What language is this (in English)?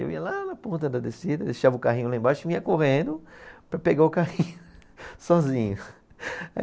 Portuguese